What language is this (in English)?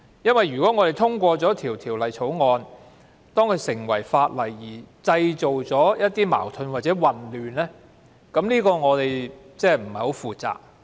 Cantonese